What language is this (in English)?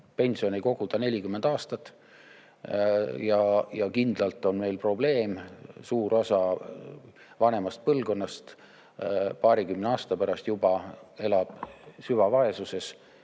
Estonian